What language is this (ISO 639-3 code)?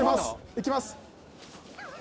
jpn